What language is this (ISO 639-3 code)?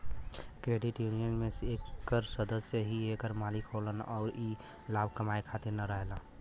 bho